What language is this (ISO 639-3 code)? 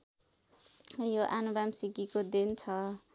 nep